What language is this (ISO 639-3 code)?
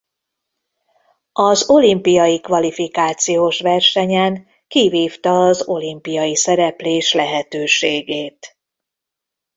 hun